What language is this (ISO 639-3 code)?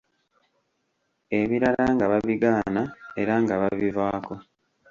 lug